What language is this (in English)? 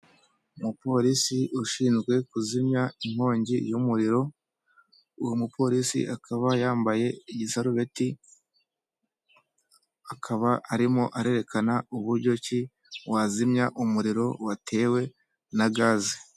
Kinyarwanda